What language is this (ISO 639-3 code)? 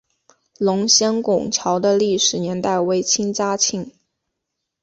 zho